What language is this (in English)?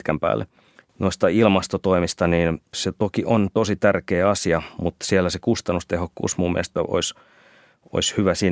Finnish